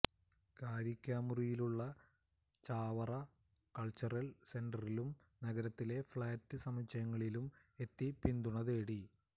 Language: Malayalam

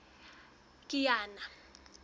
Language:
Southern Sotho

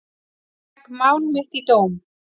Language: Icelandic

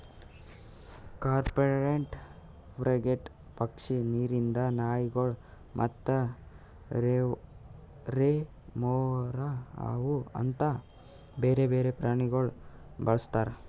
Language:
Kannada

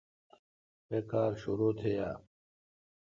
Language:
Kalkoti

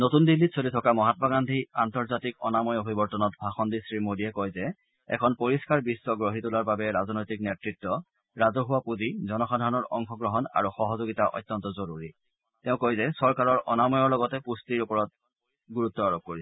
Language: Assamese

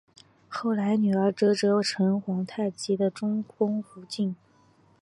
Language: Chinese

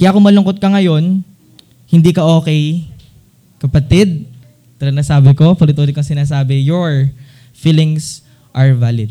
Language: Filipino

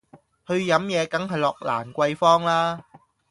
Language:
Cantonese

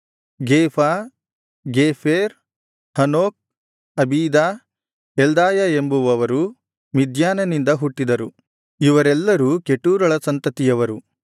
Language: Kannada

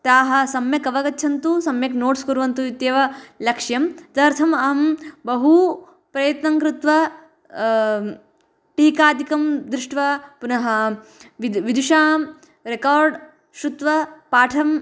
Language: Sanskrit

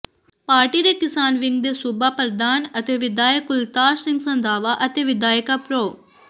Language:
Punjabi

